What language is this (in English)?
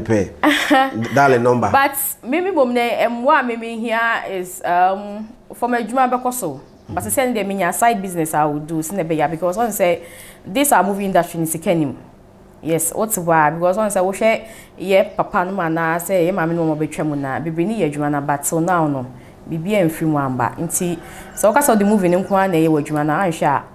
English